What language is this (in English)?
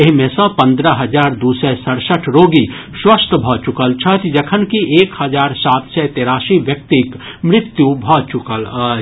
Maithili